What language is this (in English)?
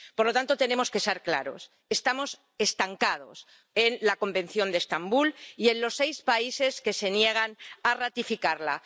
Spanish